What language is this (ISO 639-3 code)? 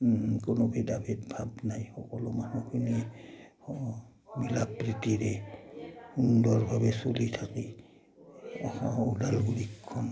asm